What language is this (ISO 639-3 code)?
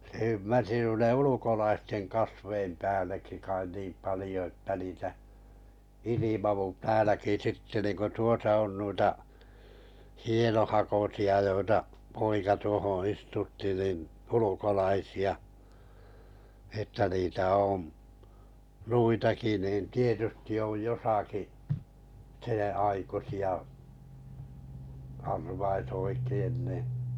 fin